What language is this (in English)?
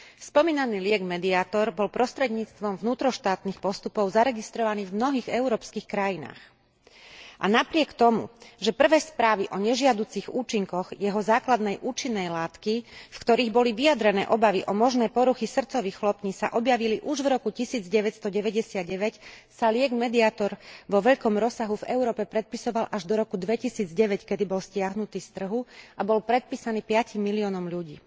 Slovak